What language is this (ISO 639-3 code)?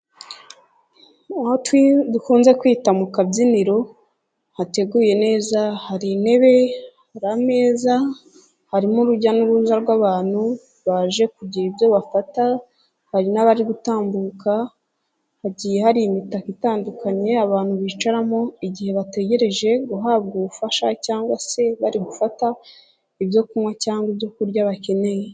kin